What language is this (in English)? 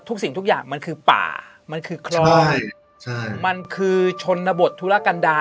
Thai